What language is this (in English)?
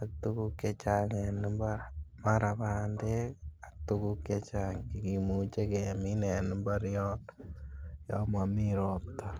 Kalenjin